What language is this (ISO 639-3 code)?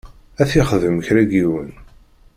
kab